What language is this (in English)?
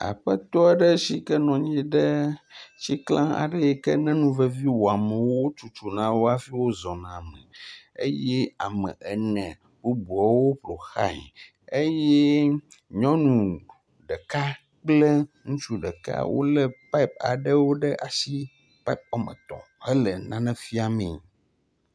Ewe